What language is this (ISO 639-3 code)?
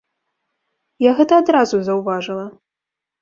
bel